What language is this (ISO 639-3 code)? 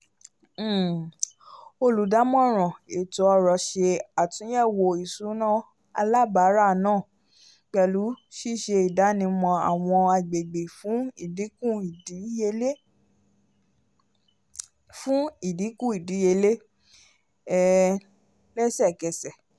yor